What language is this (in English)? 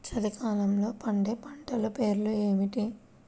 Telugu